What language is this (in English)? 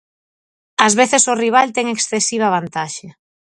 Galician